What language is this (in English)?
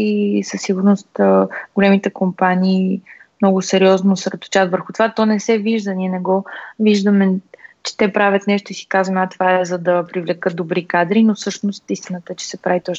Bulgarian